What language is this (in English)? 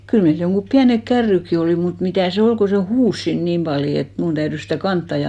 Finnish